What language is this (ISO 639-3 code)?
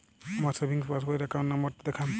ben